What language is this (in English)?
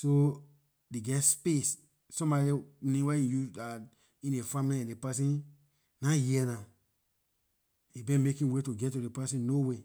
Liberian English